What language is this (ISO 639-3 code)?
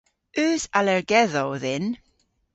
cor